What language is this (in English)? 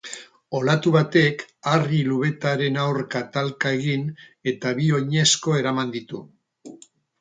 Basque